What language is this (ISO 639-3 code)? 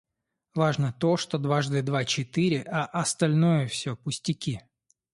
rus